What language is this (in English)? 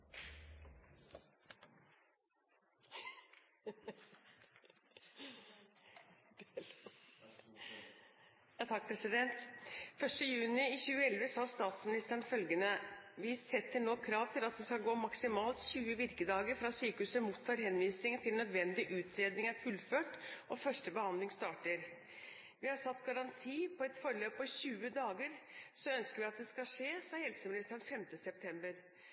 Norwegian Bokmål